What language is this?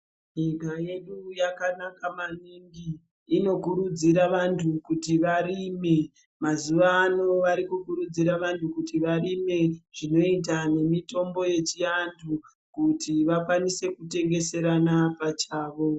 Ndau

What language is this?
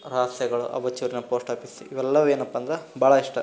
Kannada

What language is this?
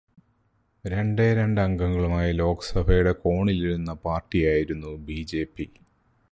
Malayalam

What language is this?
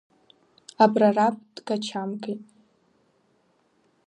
Abkhazian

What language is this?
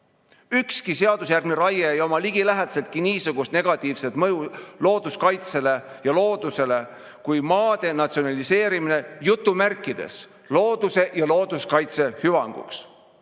Estonian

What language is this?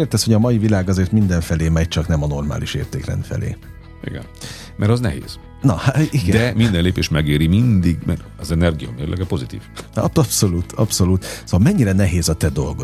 Hungarian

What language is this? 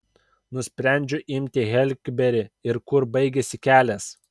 Lithuanian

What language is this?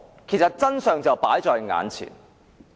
Cantonese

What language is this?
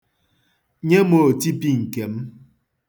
Igbo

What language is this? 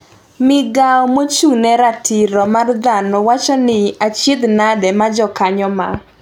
Luo (Kenya and Tanzania)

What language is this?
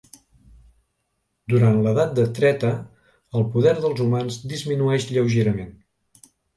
Catalan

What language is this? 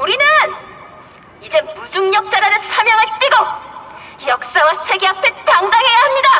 Korean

